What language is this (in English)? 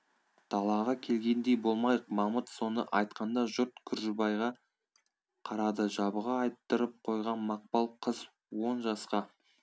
Kazakh